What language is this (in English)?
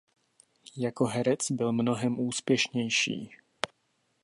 Czech